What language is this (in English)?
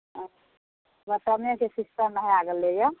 Maithili